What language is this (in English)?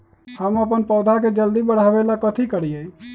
Magahi